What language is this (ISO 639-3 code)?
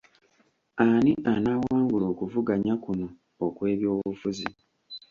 lug